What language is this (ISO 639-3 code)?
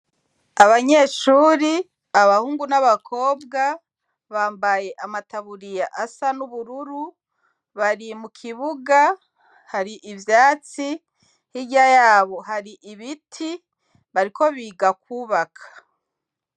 run